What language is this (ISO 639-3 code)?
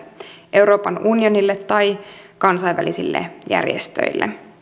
fin